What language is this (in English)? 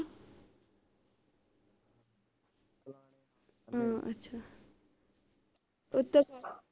Punjabi